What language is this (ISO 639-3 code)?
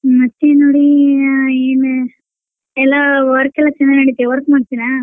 kan